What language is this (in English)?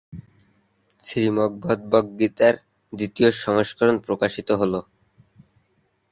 Bangla